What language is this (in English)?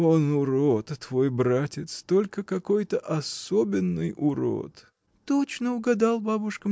Russian